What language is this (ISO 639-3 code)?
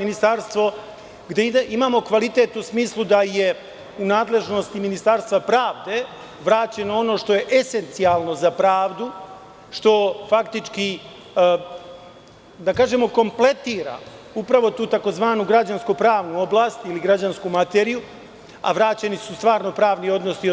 srp